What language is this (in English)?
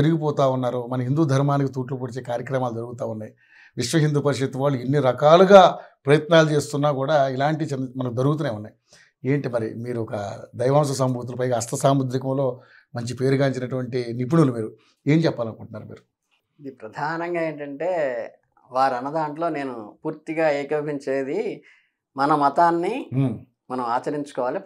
Telugu